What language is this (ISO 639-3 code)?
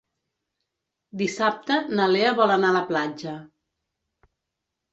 cat